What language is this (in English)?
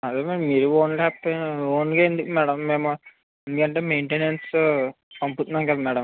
Telugu